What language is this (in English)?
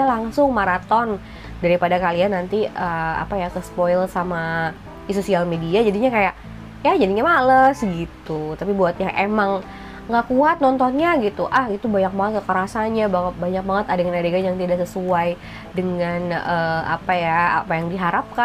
Indonesian